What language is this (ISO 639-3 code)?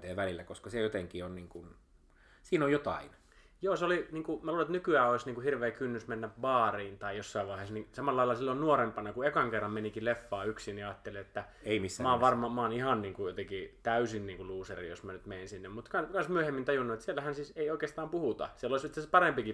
fin